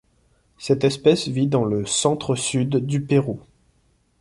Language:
French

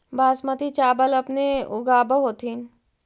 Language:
Magahi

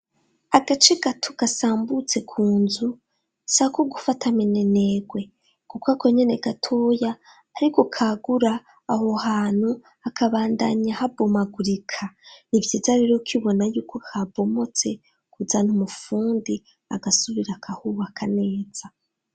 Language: Rundi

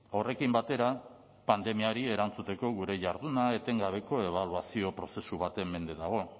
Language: Basque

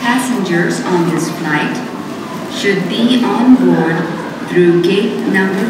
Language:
Japanese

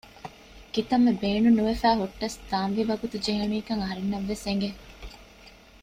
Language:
Divehi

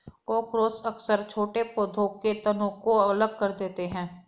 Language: Hindi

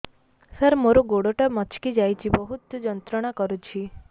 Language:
Odia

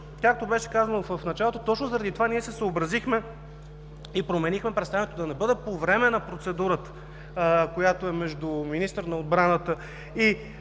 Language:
Bulgarian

